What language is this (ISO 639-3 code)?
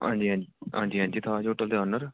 doi